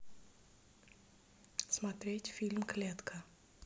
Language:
Russian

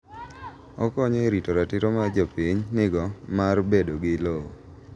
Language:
Luo (Kenya and Tanzania)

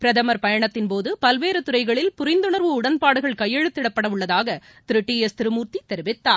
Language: Tamil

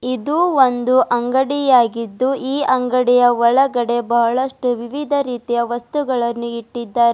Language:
Kannada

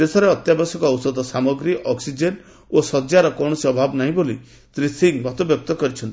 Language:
Odia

